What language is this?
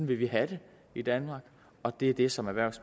Danish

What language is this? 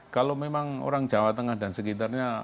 Indonesian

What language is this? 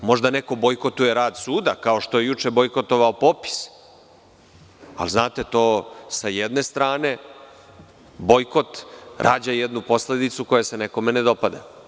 Serbian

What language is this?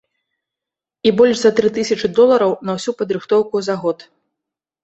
Belarusian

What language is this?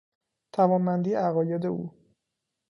Persian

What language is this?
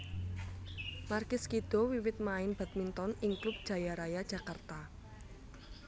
Javanese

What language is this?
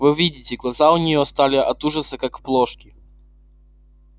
Russian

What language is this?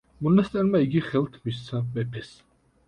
Georgian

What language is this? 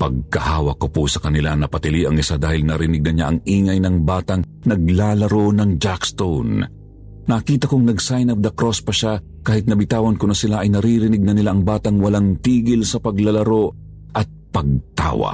Filipino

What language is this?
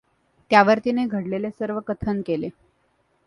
Marathi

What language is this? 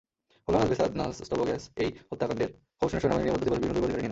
Bangla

